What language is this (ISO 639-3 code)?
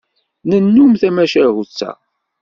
kab